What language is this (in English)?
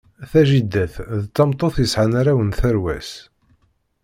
Kabyle